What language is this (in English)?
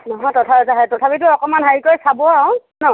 Assamese